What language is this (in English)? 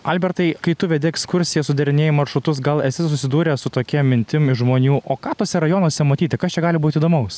Lithuanian